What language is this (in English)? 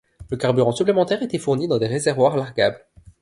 French